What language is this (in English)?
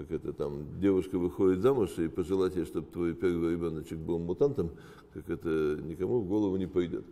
Russian